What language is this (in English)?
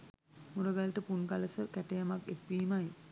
Sinhala